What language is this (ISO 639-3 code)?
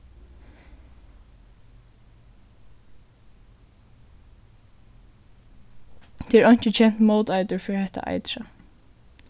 fao